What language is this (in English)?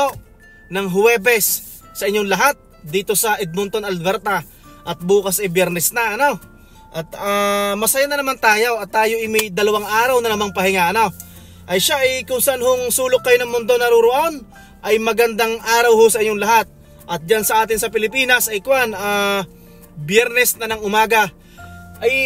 Filipino